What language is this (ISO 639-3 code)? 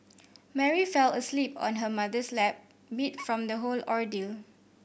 eng